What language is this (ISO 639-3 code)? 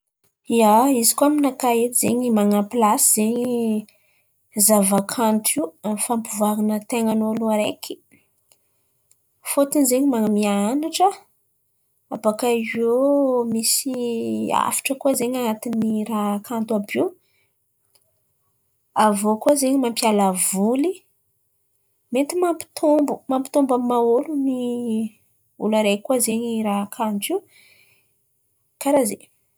xmv